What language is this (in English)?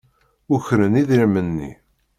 Kabyle